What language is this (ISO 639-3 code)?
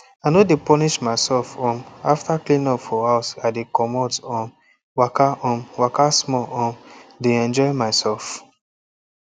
pcm